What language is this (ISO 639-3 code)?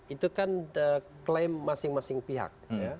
ind